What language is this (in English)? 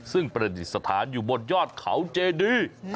Thai